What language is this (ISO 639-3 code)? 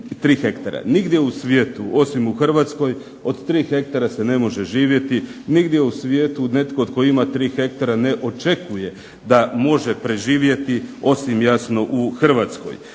hrv